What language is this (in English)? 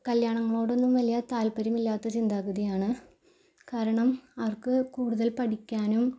Malayalam